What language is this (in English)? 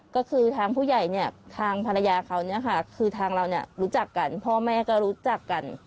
Thai